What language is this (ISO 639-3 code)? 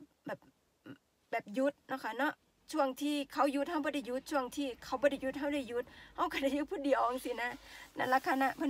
tha